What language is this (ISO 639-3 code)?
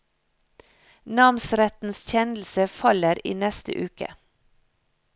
nor